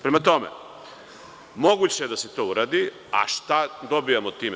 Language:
Serbian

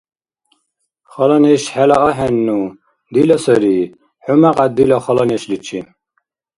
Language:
Dargwa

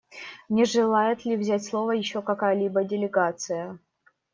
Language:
Russian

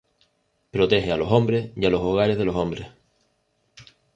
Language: Spanish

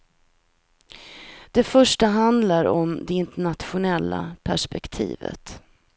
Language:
Swedish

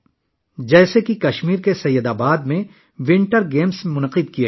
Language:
Urdu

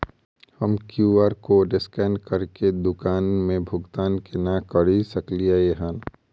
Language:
Maithili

